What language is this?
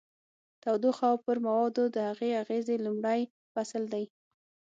Pashto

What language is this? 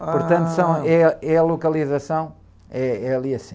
Portuguese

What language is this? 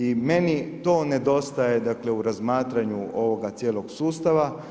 Croatian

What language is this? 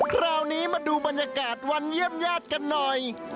Thai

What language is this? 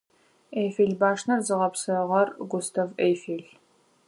Adyghe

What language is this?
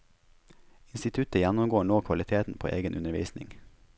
Norwegian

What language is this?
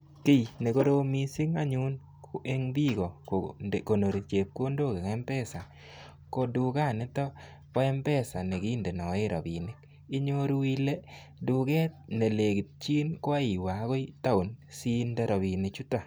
Kalenjin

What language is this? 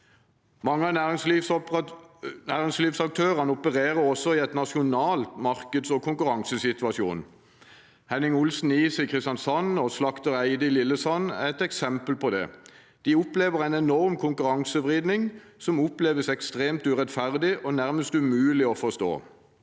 Norwegian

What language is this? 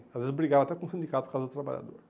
Portuguese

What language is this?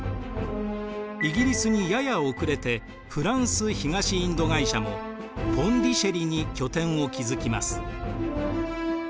Japanese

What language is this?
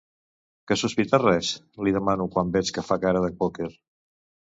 Catalan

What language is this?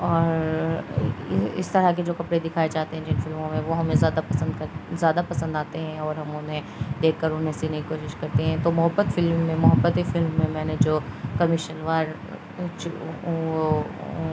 Urdu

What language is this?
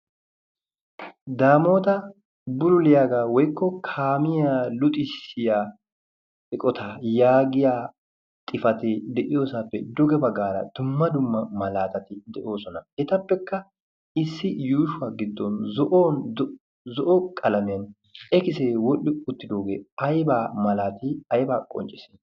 Wolaytta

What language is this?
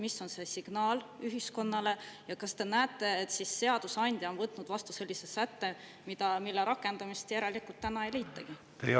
Estonian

